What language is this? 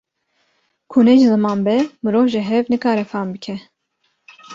Kurdish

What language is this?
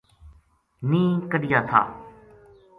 Gujari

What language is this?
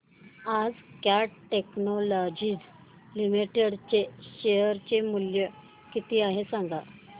Marathi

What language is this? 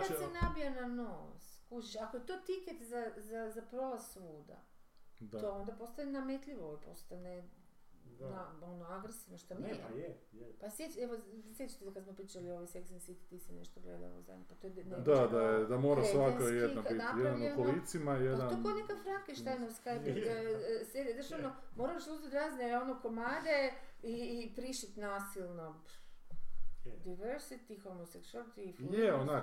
Croatian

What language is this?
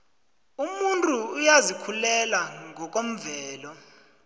South Ndebele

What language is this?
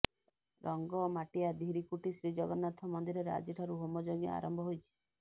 Odia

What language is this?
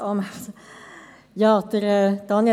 Swiss German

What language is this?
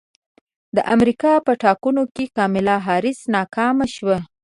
Pashto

